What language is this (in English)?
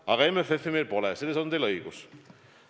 Estonian